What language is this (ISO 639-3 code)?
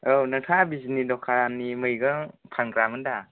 brx